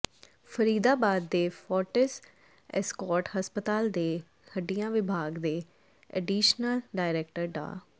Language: Punjabi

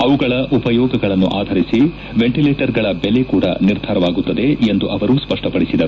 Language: Kannada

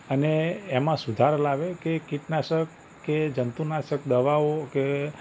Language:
Gujarati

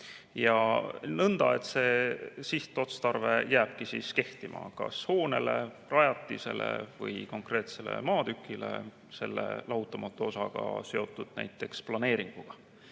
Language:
Estonian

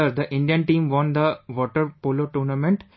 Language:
English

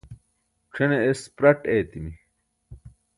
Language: Burushaski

